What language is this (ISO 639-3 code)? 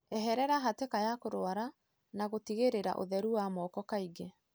kik